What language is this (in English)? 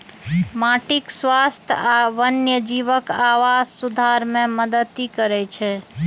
Maithili